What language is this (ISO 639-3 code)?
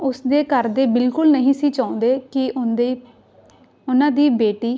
pan